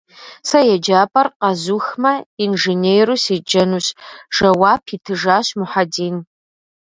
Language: Kabardian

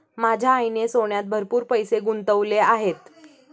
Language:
Marathi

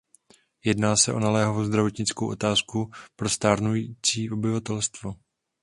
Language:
Czech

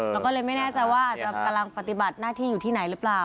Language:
Thai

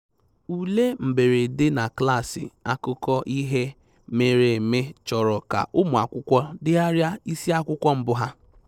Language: Igbo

